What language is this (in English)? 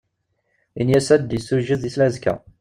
Kabyle